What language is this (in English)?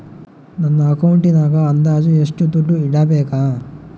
Kannada